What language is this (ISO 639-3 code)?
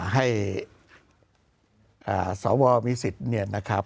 tha